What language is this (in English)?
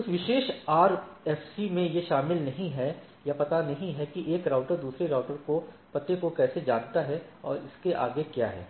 Hindi